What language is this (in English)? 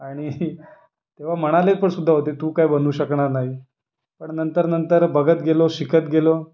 Marathi